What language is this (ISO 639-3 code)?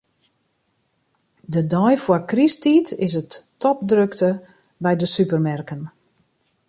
fry